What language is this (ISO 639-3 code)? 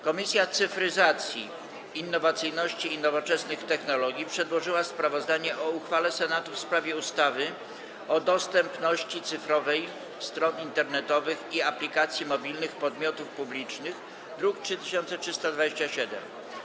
pol